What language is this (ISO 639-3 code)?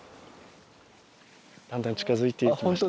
jpn